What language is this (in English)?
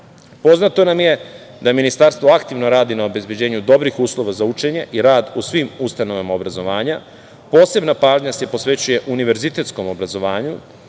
Serbian